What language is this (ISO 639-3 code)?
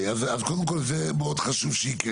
heb